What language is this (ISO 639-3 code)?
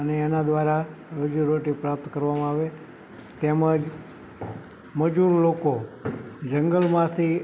guj